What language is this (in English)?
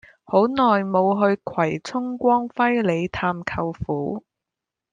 Cantonese